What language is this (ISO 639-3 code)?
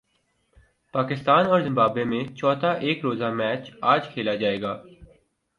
urd